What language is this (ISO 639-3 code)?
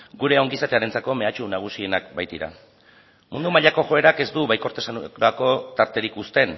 eus